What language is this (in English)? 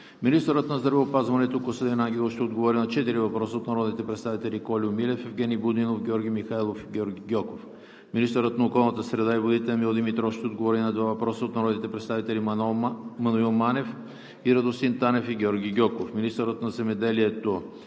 Bulgarian